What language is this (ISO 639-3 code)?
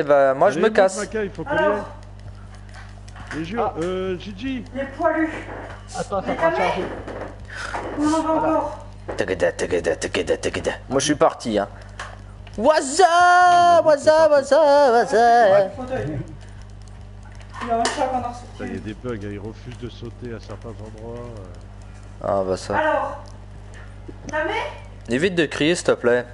fra